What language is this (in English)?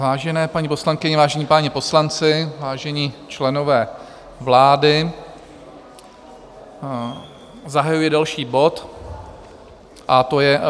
Czech